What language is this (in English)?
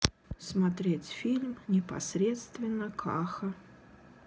Russian